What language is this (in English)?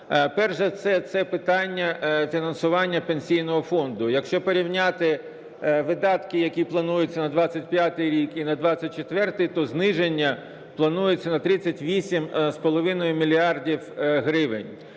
Ukrainian